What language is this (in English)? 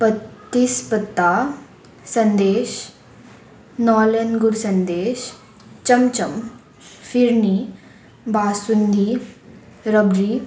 Konkani